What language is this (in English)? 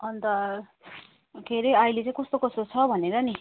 Nepali